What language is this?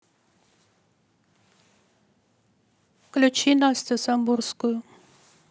Russian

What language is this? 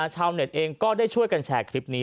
Thai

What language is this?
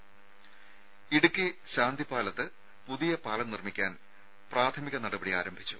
Malayalam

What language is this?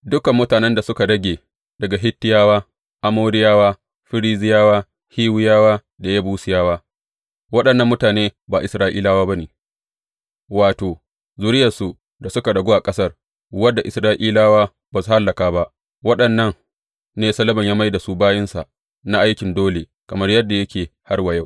Hausa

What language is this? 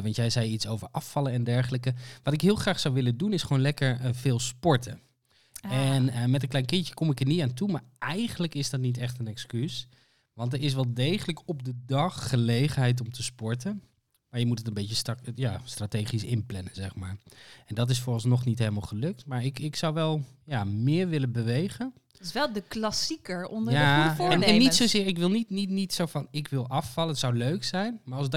Dutch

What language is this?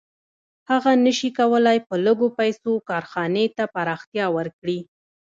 Pashto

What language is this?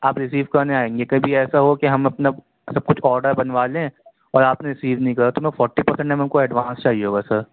Urdu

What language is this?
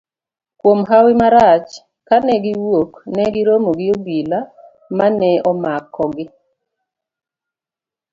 Luo (Kenya and Tanzania)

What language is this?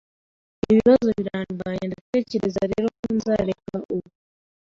Kinyarwanda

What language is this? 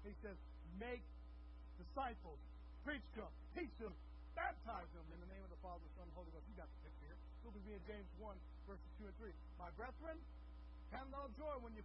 English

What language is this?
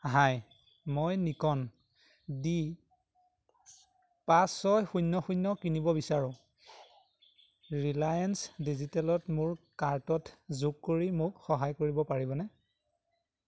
Assamese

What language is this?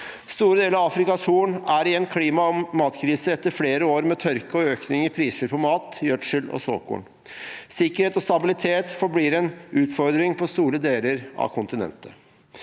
Norwegian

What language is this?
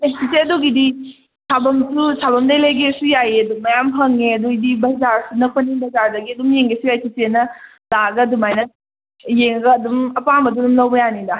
Manipuri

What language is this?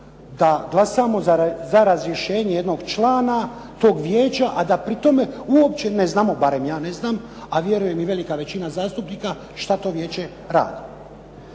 Croatian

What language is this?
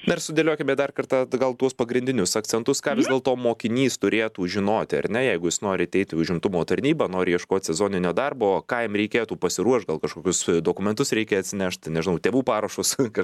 Lithuanian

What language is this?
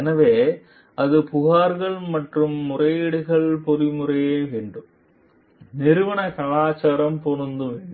Tamil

